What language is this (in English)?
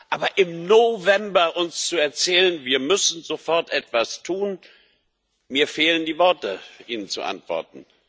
German